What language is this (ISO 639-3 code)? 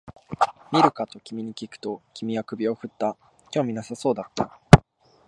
jpn